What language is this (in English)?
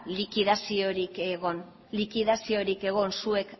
Basque